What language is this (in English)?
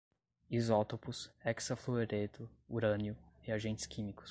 Portuguese